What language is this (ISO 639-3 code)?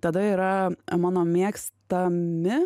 lit